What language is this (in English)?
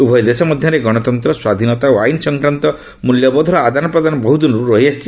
Odia